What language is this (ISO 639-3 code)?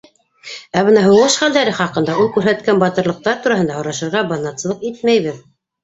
bak